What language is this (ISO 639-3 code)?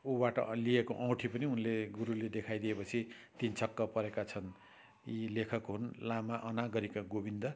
nep